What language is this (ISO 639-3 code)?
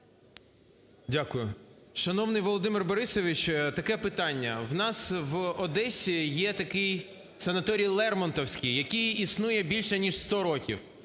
ukr